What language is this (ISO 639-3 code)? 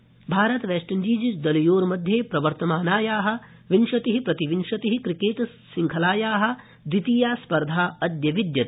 san